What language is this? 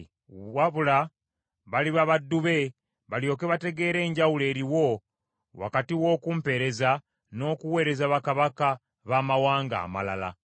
Ganda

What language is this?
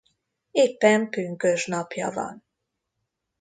Hungarian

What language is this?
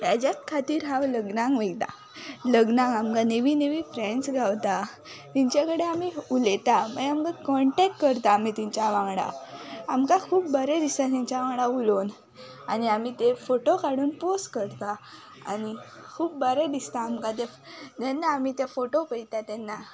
Konkani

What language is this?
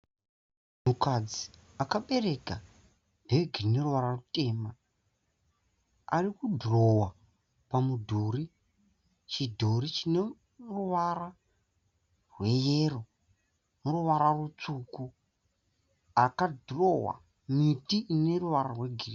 Shona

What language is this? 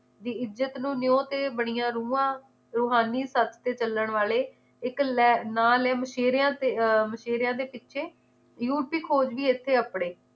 Punjabi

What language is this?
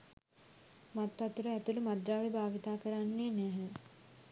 Sinhala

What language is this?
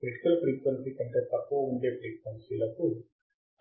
Telugu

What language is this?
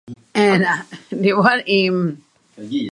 Min Nan Chinese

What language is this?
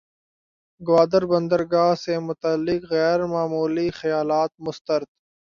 Urdu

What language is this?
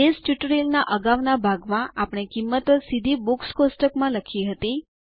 Gujarati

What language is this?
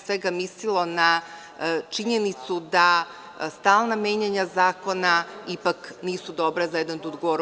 Serbian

